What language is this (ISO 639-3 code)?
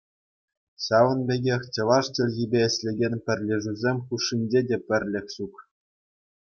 chv